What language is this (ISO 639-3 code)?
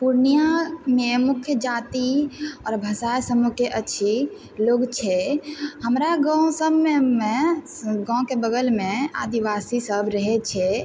mai